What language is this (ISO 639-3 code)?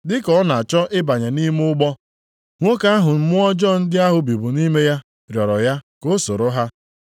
ibo